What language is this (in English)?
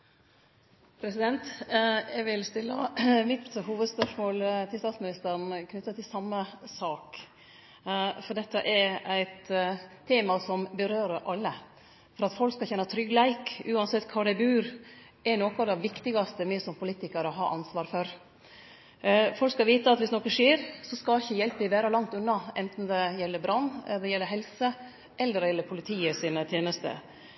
Norwegian Nynorsk